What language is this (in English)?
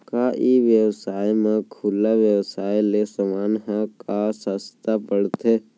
Chhattisgarhi